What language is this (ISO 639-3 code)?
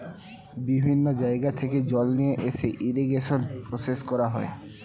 ben